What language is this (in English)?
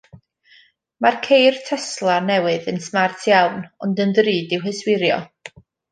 Welsh